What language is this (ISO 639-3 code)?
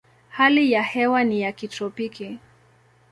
swa